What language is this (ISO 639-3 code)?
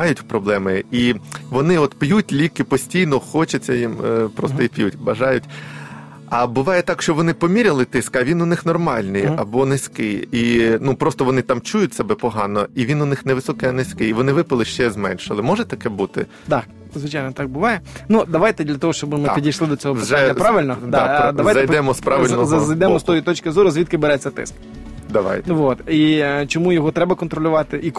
ukr